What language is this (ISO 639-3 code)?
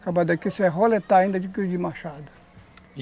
por